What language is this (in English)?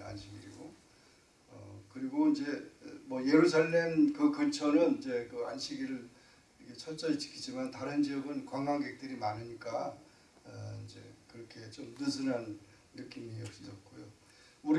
Korean